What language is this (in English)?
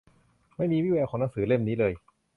Thai